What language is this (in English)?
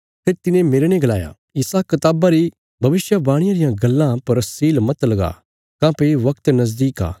Bilaspuri